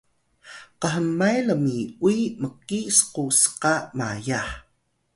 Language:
Atayal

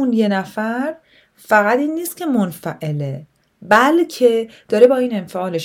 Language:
Persian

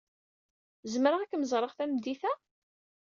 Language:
Kabyle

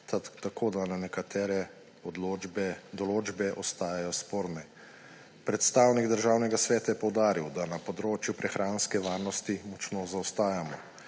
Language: Slovenian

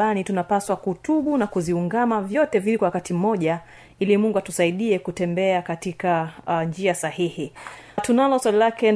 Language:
Swahili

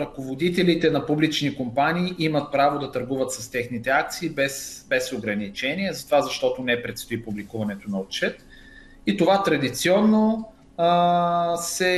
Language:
Bulgarian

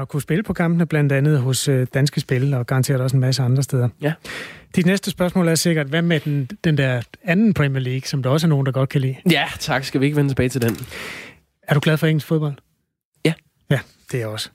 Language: Danish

